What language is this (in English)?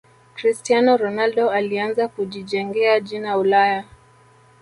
Swahili